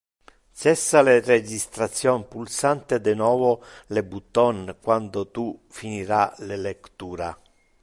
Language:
Interlingua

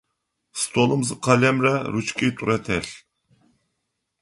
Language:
Adyghe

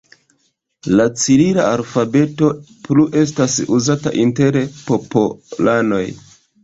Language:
Esperanto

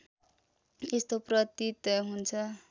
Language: Nepali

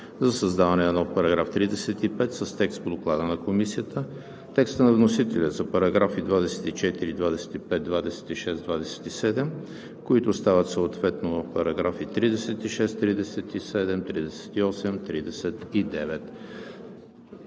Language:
Bulgarian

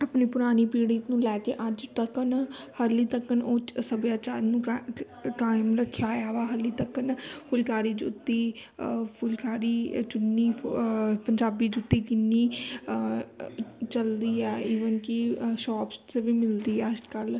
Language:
Punjabi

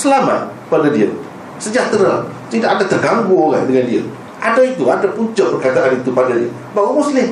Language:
Malay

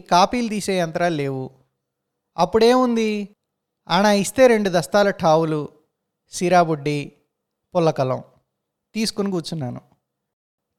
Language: Telugu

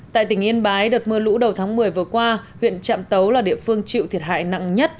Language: Vietnamese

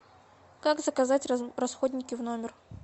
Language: Russian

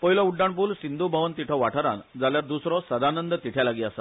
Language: Konkani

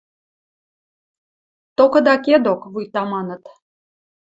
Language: Western Mari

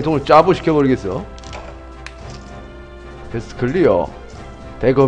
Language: Korean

